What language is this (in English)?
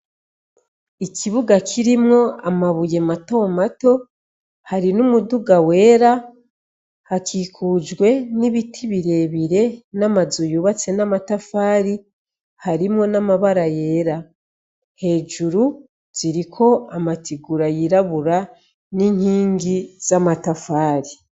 Rundi